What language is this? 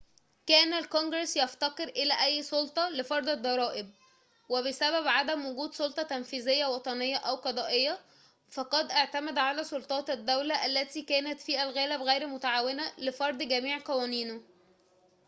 Arabic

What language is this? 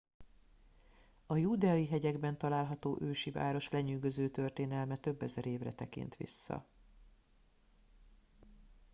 Hungarian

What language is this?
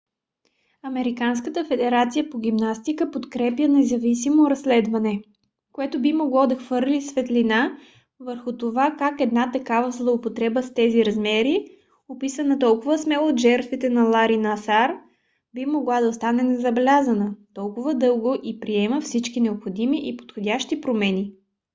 Bulgarian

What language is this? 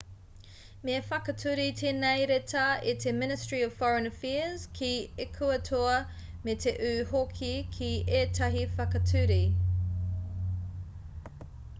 Māori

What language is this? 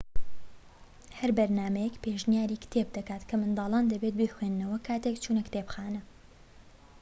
Central Kurdish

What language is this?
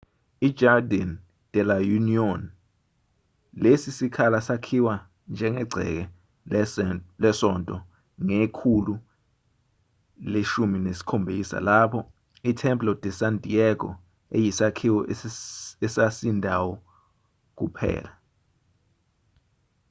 Zulu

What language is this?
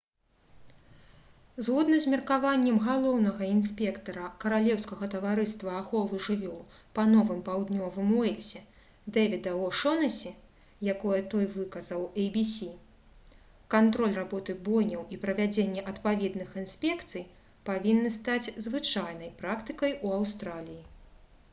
Belarusian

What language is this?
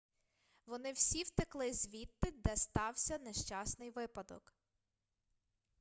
Ukrainian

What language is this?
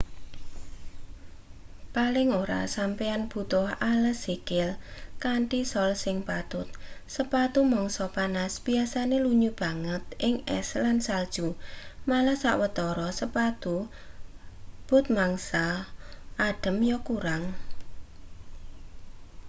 Javanese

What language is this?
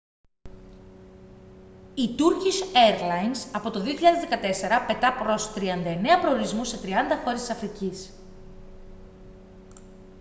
Greek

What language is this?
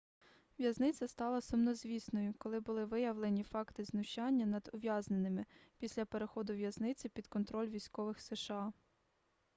Ukrainian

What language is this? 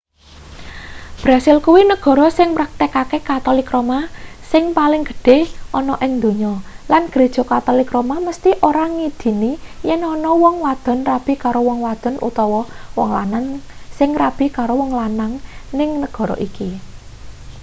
Javanese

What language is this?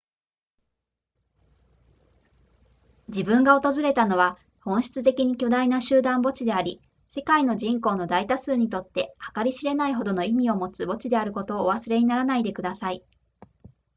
Japanese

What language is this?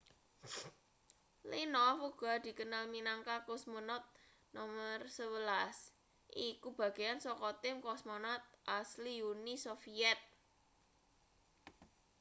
Javanese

